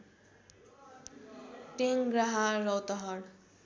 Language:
Nepali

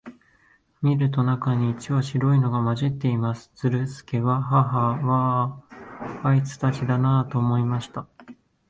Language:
Japanese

